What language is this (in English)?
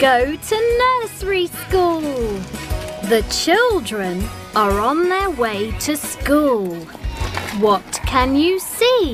English